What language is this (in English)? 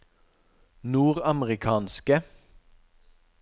Norwegian